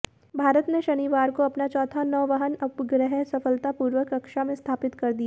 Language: Hindi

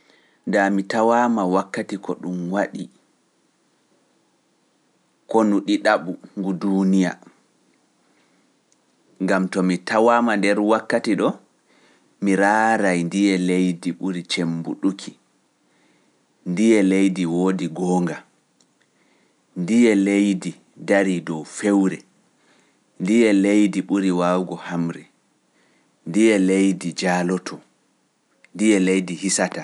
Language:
Pular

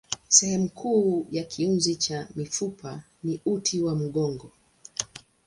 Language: Swahili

